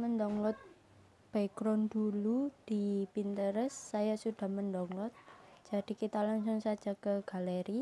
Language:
Indonesian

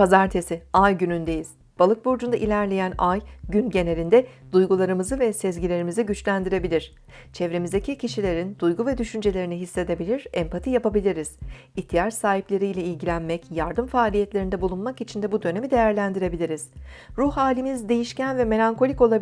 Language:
Turkish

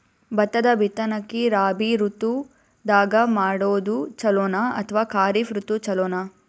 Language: Kannada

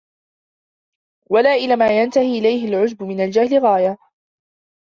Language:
Arabic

